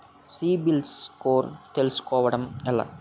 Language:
Telugu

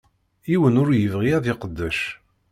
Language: Kabyle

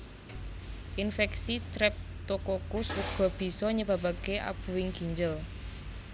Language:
Javanese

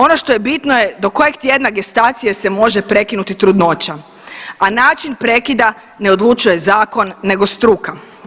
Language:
Croatian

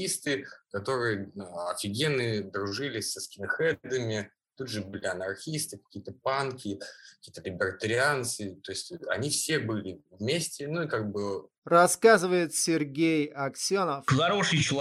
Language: Russian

